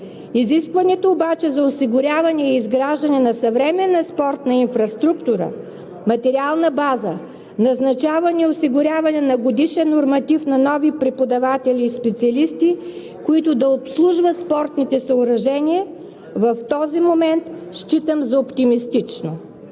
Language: Bulgarian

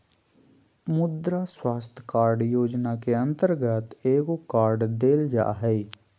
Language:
Magahi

